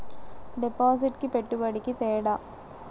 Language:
Telugu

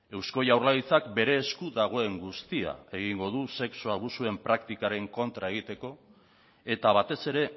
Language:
Basque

